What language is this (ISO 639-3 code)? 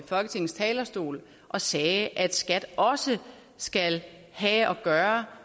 dan